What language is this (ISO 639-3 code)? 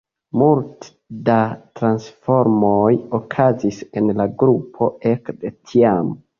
epo